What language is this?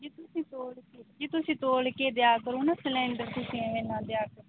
Punjabi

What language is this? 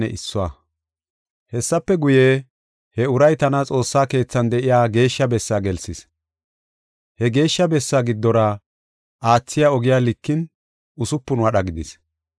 Gofa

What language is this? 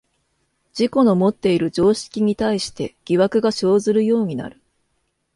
Japanese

